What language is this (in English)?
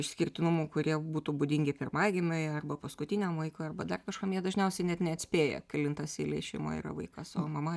Lithuanian